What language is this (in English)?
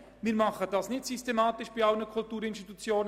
Swiss German